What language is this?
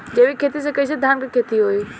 Bhojpuri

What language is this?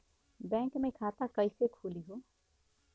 Bhojpuri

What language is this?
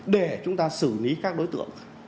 Vietnamese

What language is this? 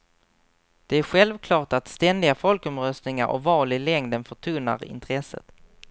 Swedish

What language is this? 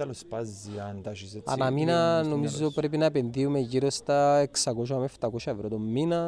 Greek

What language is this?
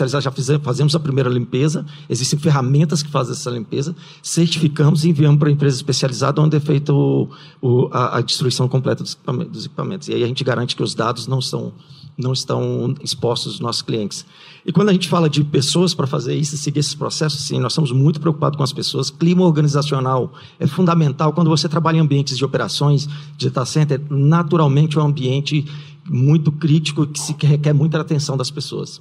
Portuguese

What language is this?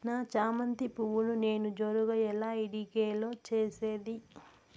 Telugu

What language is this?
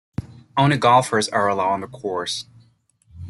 English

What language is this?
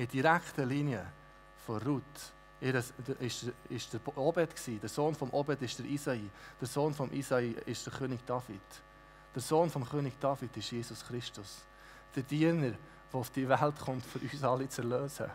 German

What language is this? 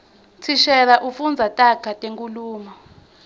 Swati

